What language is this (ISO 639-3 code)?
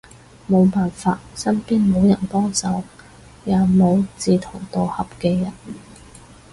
yue